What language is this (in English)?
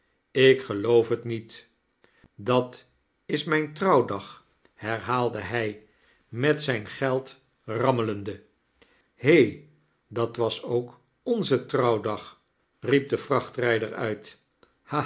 Dutch